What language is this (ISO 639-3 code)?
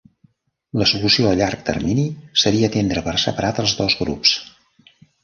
cat